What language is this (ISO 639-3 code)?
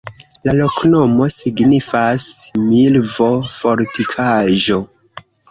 epo